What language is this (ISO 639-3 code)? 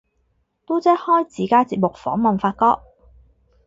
yue